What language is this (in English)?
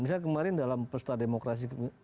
Indonesian